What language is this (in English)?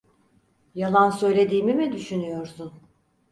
Turkish